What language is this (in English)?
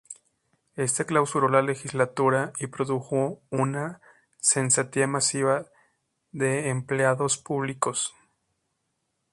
Spanish